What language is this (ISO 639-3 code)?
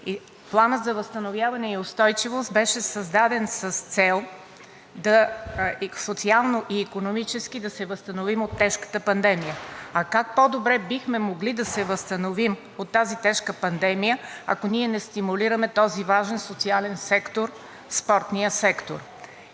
bul